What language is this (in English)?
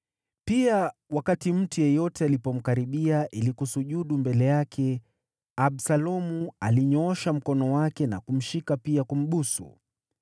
Swahili